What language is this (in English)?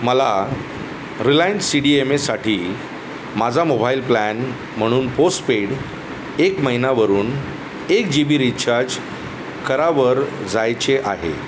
Marathi